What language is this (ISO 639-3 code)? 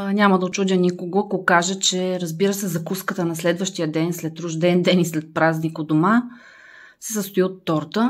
bul